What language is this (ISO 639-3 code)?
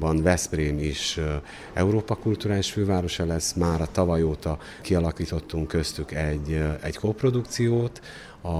hun